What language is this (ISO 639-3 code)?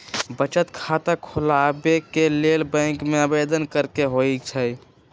mag